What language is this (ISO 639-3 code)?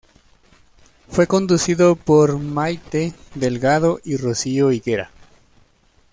spa